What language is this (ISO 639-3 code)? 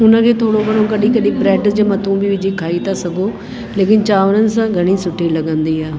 snd